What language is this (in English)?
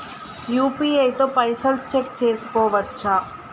Telugu